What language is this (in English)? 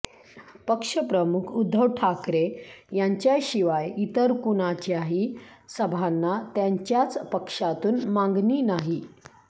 Marathi